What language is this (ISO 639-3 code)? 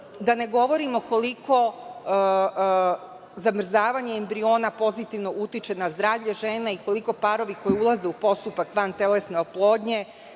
srp